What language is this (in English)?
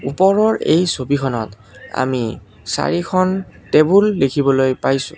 Assamese